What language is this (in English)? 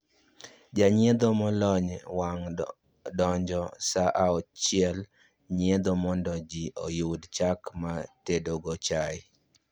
Luo (Kenya and Tanzania)